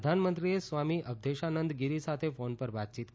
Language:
Gujarati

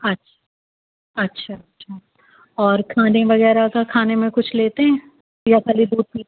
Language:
Urdu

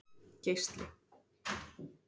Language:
Icelandic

